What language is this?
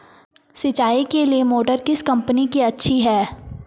Hindi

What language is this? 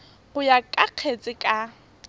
Tswana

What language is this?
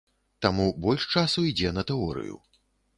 Belarusian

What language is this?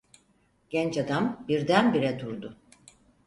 Turkish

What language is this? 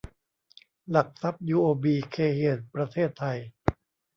Thai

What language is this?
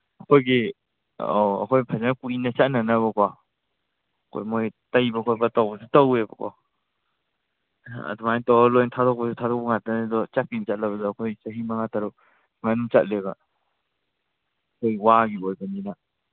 Manipuri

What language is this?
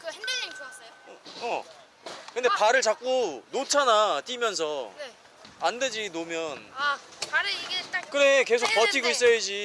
Korean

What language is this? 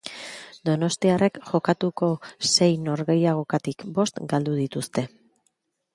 Basque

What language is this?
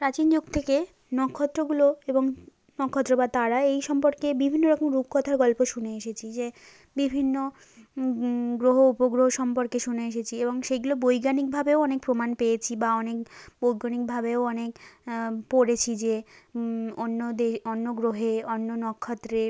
Bangla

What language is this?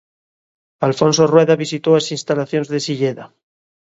Galician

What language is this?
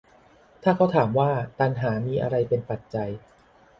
Thai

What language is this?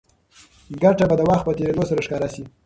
Pashto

